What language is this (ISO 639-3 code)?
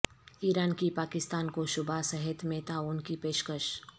urd